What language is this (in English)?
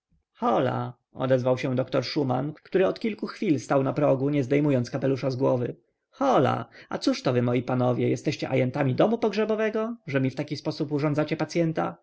Polish